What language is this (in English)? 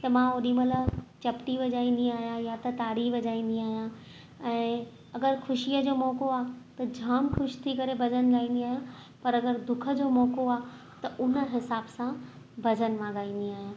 Sindhi